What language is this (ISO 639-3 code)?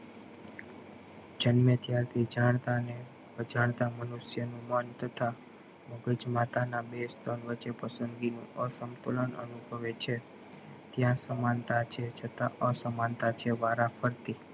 guj